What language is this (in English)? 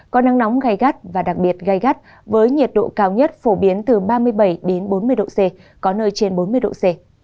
Vietnamese